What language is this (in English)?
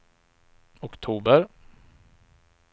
Swedish